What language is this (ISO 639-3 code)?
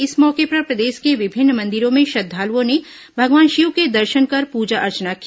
hin